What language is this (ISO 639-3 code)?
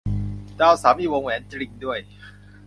tha